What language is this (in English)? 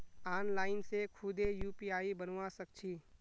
Magahi